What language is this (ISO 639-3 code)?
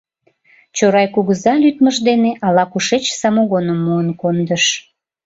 chm